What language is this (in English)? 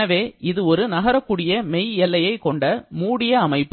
Tamil